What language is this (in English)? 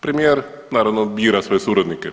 Croatian